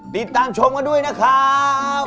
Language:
Thai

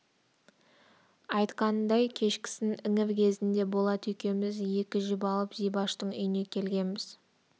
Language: Kazakh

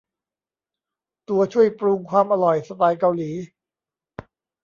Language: Thai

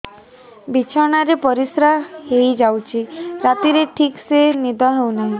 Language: Odia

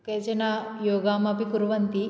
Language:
Sanskrit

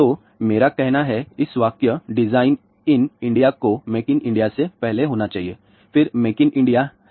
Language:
Hindi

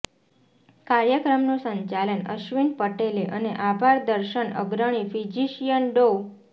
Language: Gujarati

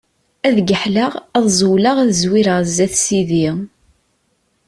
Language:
Kabyle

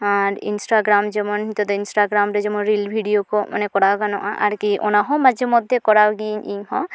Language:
Santali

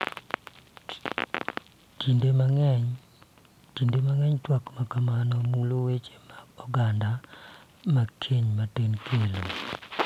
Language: Luo (Kenya and Tanzania)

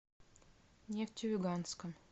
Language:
Russian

